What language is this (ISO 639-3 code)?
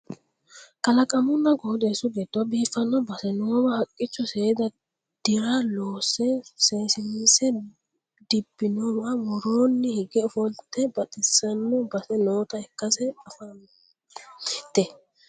sid